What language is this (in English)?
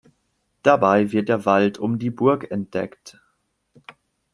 German